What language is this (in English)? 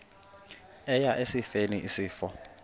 Xhosa